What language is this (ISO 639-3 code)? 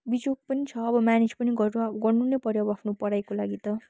nep